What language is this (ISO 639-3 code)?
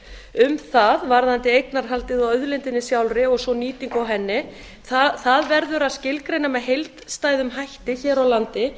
isl